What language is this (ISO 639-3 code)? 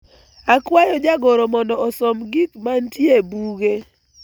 luo